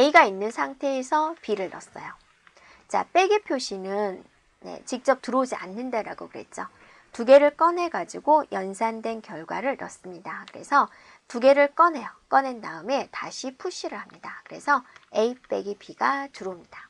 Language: Korean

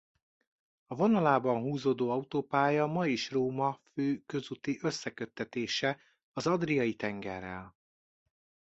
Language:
Hungarian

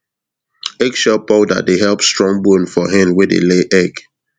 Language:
Nigerian Pidgin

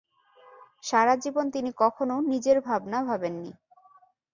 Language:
Bangla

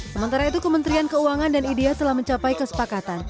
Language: Indonesian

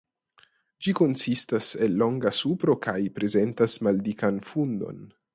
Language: Esperanto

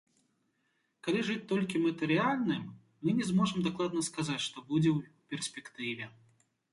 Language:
Belarusian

